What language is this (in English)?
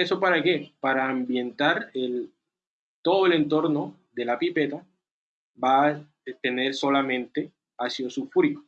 Spanish